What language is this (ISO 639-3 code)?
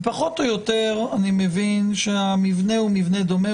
heb